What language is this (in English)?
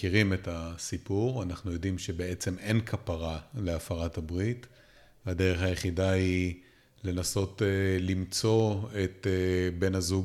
Hebrew